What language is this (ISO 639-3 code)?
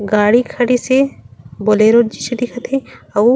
hne